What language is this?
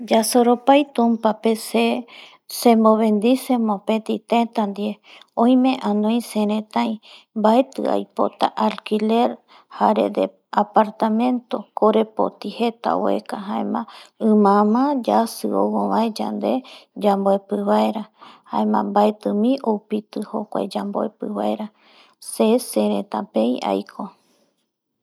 Eastern Bolivian Guaraní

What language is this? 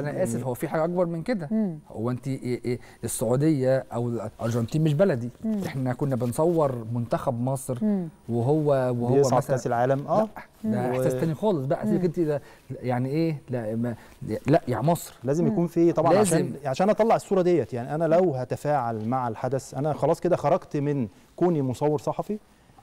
Arabic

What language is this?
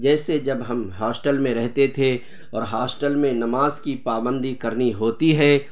Urdu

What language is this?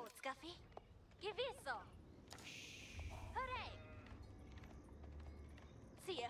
Polish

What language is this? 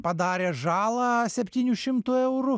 Lithuanian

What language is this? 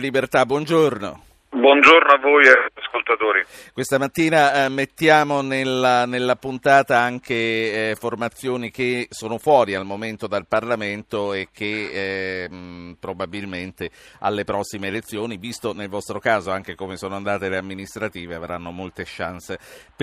Italian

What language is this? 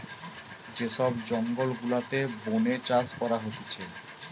Bangla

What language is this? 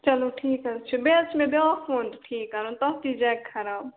Kashmiri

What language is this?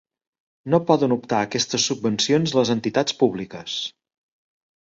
Catalan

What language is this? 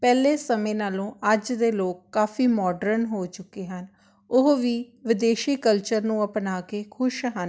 Punjabi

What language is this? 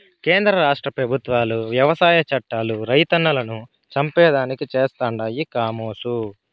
Telugu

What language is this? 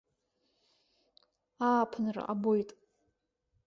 Abkhazian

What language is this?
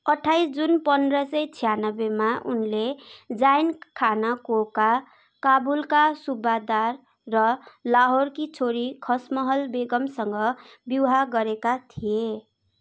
Nepali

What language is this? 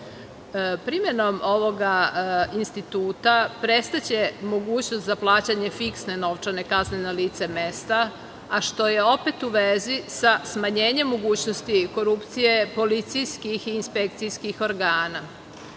Serbian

